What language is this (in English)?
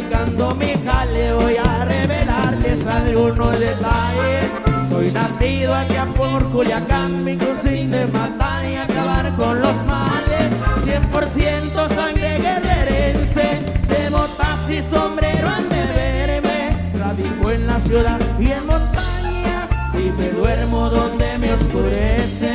Spanish